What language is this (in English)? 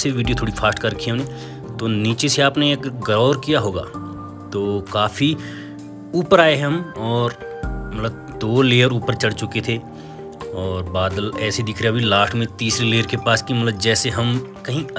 Hindi